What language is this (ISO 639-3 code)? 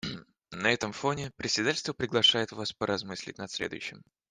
rus